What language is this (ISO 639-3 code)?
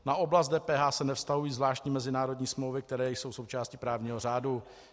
ces